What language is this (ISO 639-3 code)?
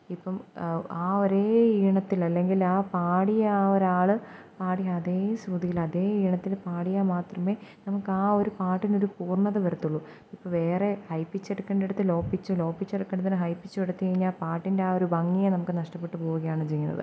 mal